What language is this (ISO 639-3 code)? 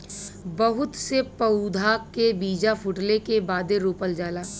bho